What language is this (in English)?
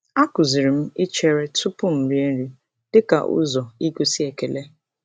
Igbo